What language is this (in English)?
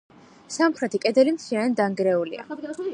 Georgian